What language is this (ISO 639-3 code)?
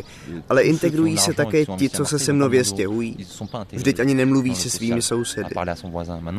ces